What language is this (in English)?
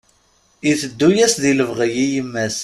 Kabyle